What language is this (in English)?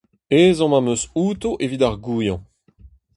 Breton